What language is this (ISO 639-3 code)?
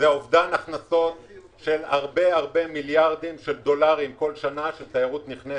heb